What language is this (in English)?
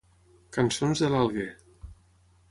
Catalan